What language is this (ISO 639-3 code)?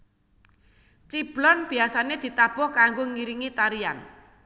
jav